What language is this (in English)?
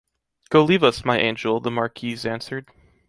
English